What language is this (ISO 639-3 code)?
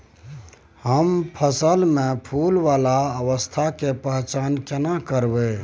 mai